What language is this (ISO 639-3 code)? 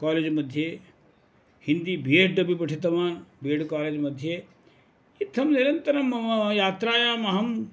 san